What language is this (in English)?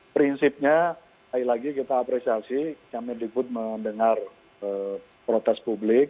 Indonesian